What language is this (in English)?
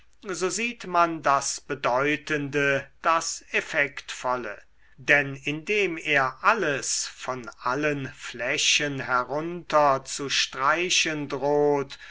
German